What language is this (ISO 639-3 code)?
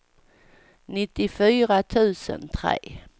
swe